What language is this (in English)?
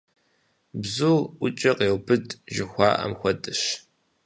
Kabardian